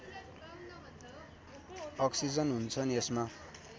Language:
Nepali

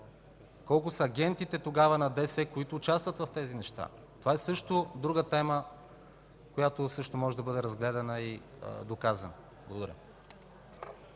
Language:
Bulgarian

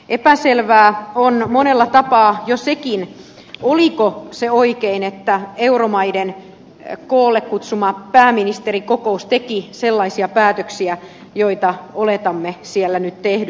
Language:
Finnish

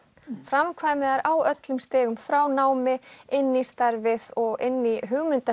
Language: Icelandic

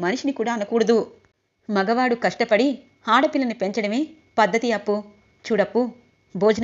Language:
Telugu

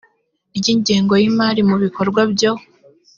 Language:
Kinyarwanda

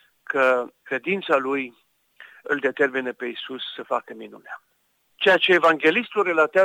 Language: Romanian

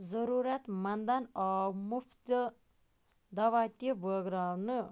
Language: Kashmiri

